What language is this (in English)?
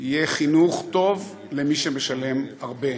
Hebrew